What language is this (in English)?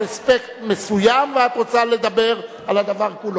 Hebrew